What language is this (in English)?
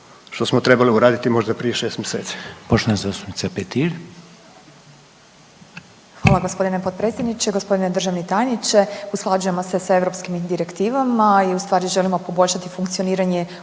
Croatian